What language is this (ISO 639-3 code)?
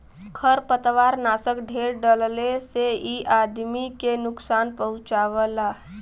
bho